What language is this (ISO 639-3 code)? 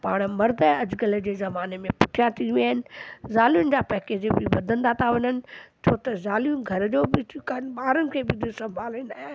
snd